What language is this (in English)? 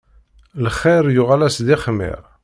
Kabyle